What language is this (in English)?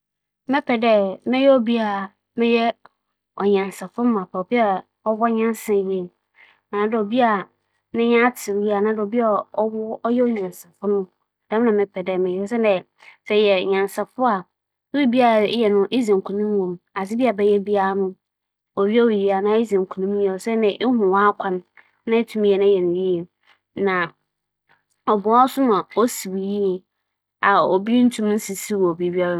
Akan